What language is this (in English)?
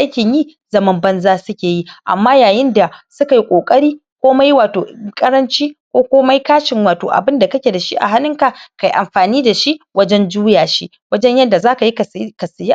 Hausa